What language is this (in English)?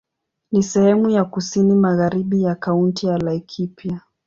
Swahili